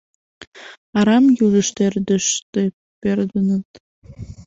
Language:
Mari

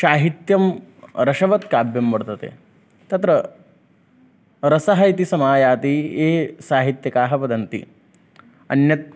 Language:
Sanskrit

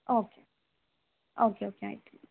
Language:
Kannada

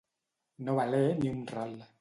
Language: Catalan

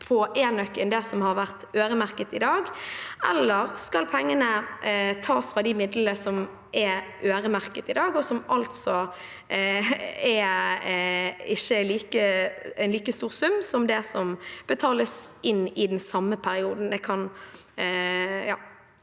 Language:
Norwegian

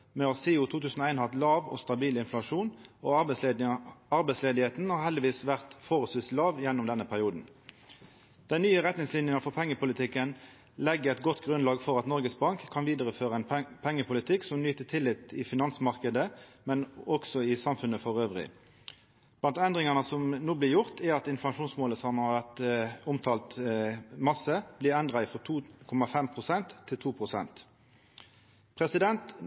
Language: Norwegian Nynorsk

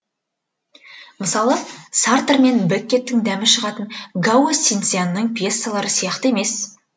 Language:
Kazakh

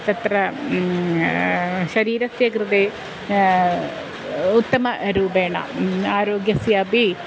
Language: Sanskrit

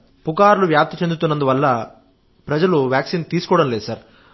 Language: Telugu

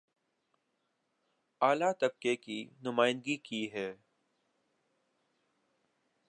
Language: Urdu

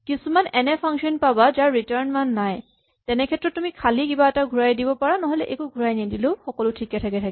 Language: Assamese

